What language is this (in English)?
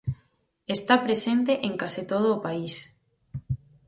Galician